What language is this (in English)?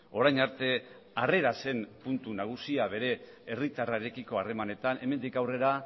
Basque